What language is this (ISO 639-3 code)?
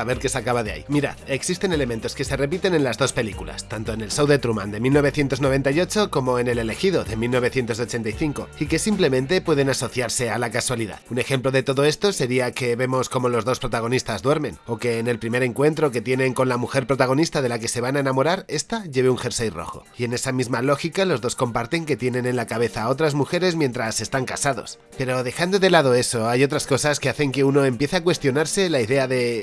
spa